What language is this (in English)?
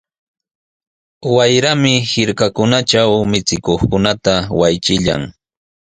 Sihuas Ancash Quechua